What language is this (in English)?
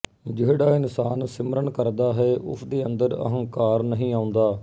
Punjabi